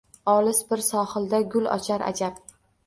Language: Uzbek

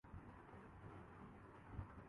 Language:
Urdu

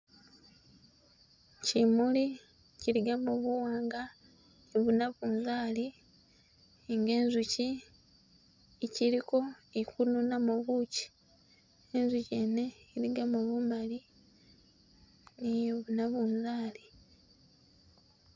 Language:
Masaaba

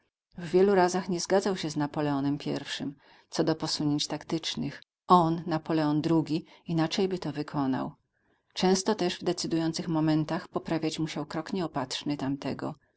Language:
Polish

